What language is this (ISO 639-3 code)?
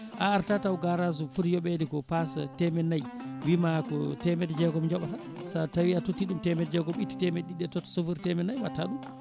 ful